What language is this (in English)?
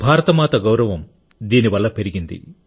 Telugu